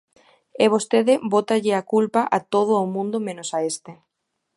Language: Galician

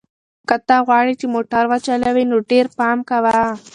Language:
Pashto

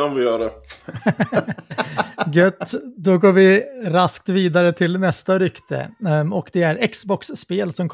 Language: Swedish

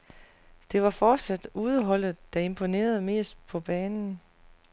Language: Danish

